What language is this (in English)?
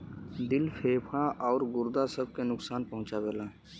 Bhojpuri